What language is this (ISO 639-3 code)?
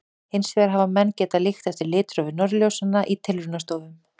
isl